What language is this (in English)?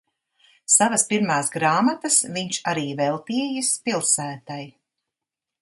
Latvian